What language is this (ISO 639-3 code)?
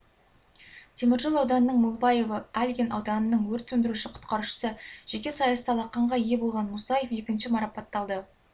kaz